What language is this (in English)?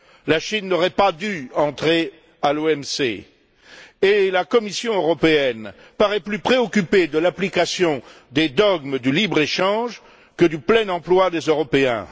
French